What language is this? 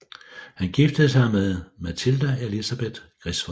Danish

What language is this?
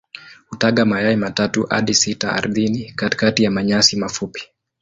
Swahili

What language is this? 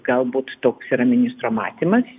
Lithuanian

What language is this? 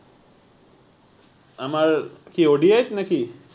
Assamese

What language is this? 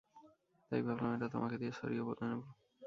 Bangla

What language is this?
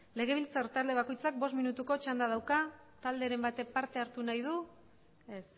Basque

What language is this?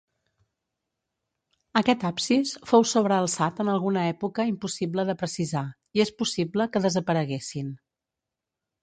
Catalan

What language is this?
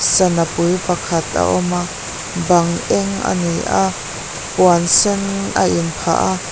Mizo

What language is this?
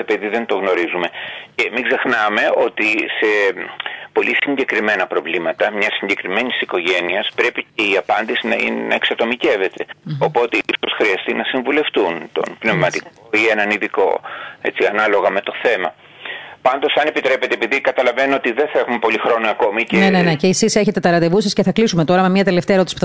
Greek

